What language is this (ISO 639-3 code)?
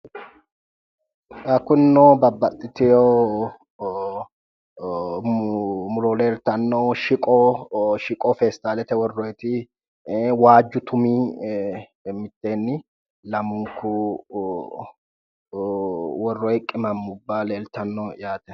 sid